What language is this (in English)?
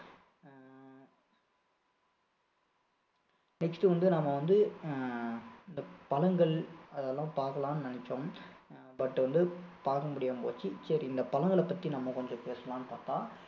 Tamil